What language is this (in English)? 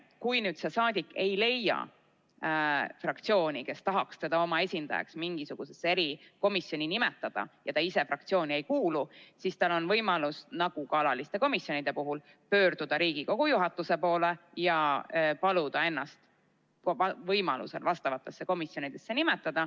Estonian